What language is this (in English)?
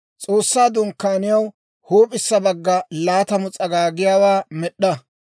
Dawro